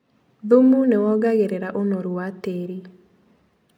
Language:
Kikuyu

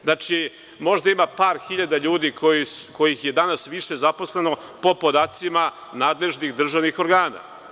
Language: Serbian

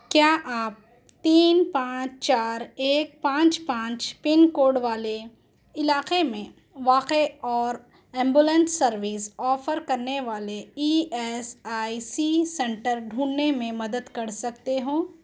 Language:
Urdu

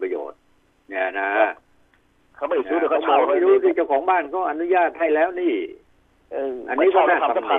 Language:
Thai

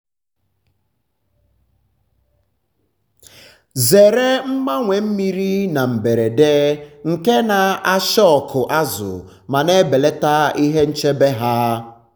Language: Igbo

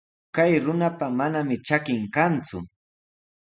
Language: Sihuas Ancash Quechua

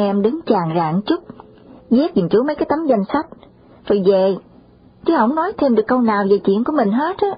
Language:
Vietnamese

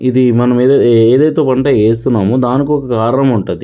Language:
Telugu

